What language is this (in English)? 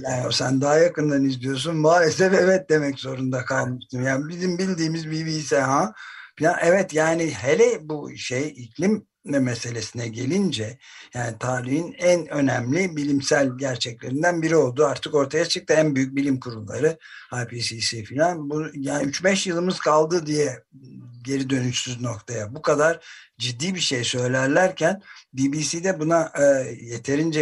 Turkish